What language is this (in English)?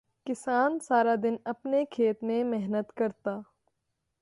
Urdu